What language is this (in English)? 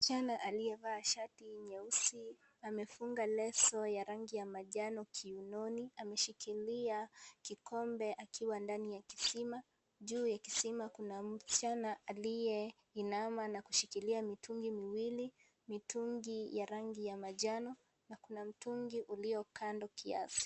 Swahili